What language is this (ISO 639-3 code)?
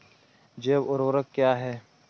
hin